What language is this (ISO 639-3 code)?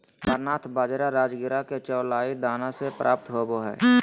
mag